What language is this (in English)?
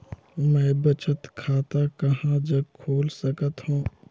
Chhattisgarhi